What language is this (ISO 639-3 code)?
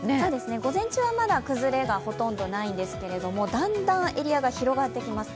jpn